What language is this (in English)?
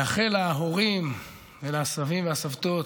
Hebrew